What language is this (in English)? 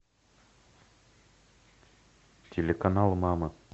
Russian